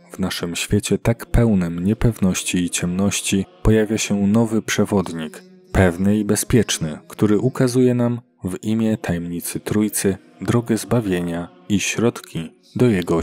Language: Polish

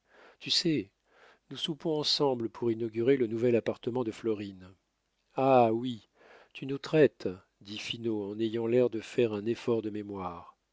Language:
French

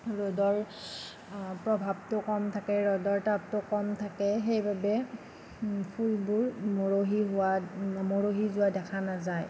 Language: Assamese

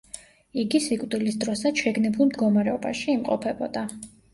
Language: Georgian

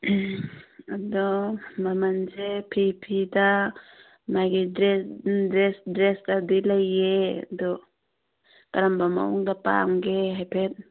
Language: Manipuri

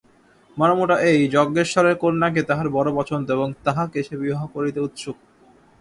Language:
Bangla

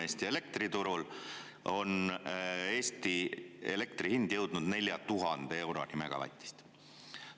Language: Estonian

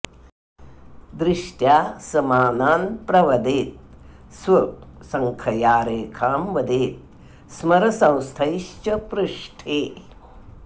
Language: Sanskrit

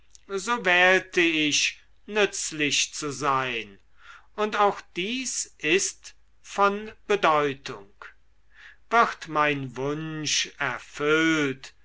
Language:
German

